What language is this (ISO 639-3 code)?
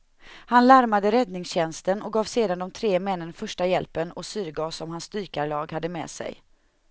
swe